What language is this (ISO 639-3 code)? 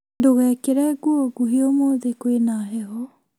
kik